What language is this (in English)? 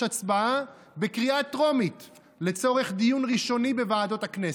Hebrew